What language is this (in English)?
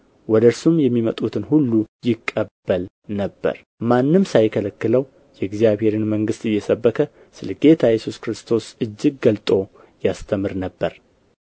Amharic